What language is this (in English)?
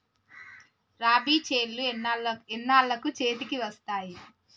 Telugu